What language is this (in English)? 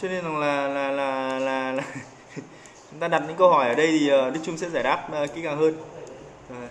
Vietnamese